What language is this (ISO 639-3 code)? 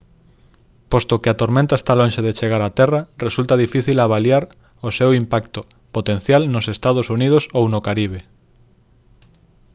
glg